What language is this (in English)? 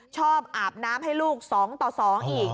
Thai